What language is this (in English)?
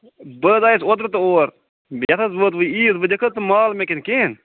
Kashmiri